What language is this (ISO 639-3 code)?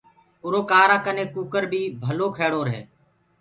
ggg